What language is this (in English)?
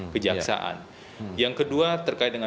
Indonesian